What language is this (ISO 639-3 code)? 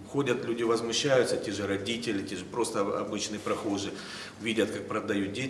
rus